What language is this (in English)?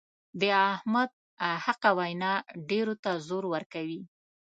Pashto